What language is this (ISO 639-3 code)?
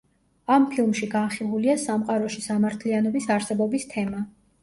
kat